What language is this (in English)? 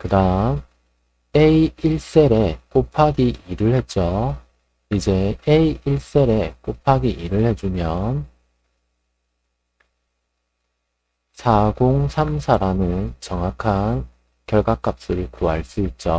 Korean